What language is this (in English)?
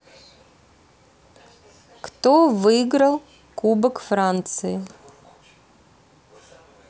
Russian